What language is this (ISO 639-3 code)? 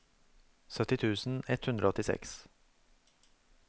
nor